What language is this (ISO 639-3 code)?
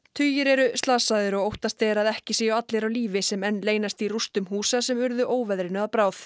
isl